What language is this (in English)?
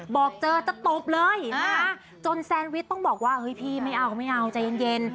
Thai